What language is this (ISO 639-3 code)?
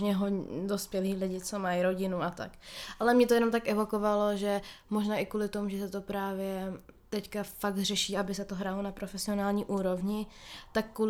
ces